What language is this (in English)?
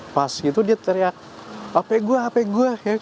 Indonesian